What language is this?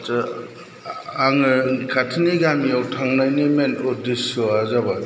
Bodo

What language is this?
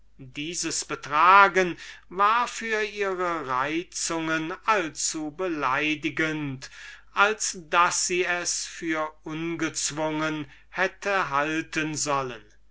German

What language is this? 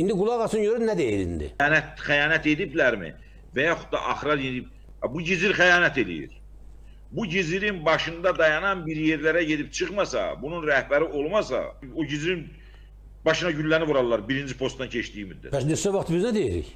Turkish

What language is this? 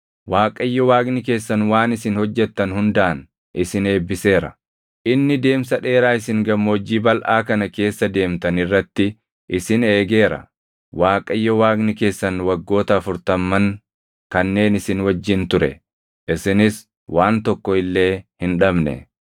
Oromo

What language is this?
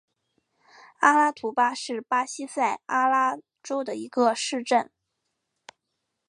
Chinese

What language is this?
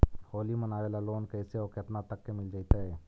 Magahi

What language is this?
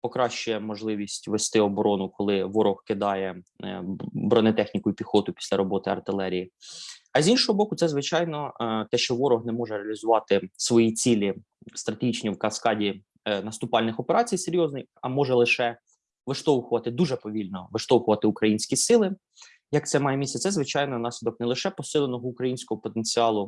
Ukrainian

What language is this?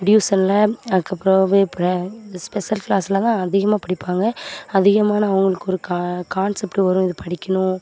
Tamil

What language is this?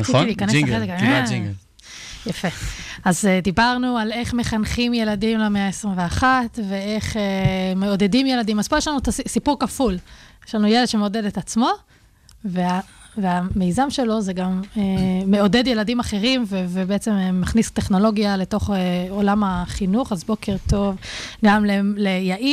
Hebrew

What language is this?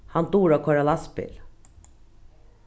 Faroese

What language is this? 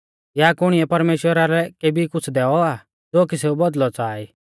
Mahasu Pahari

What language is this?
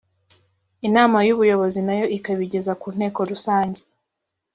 Kinyarwanda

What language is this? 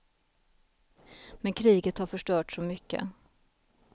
Swedish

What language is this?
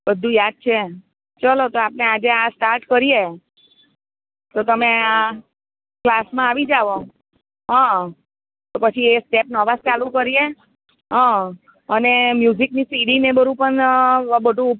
Gujarati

